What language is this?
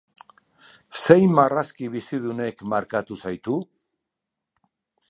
Basque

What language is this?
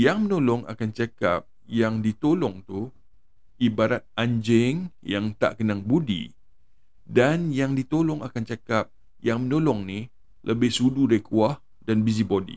Malay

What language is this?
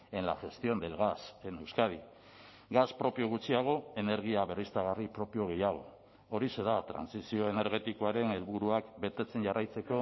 Basque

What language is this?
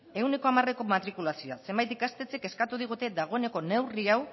Basque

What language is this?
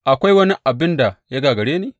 Hausa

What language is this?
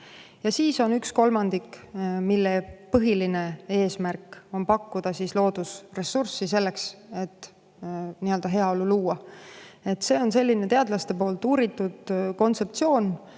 Estonian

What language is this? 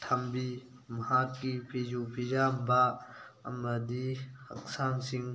Manipuri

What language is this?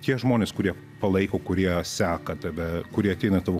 Lithuanian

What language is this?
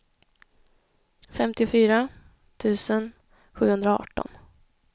Swedish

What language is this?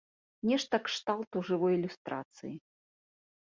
Belarusian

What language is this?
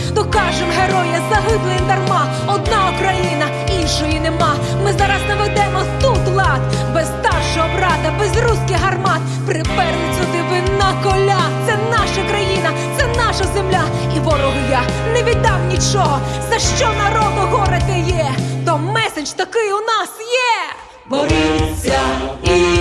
Ukrainian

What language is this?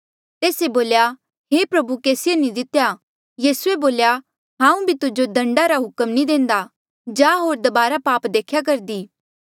Mandeali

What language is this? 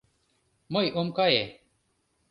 Mari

